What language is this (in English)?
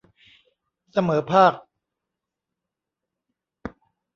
Thai